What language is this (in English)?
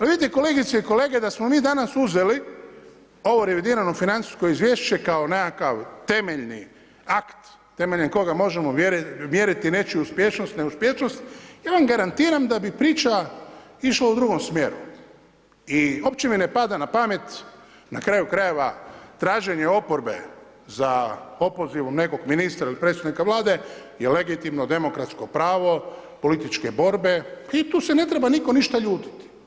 Croatian